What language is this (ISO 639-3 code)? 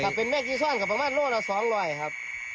tha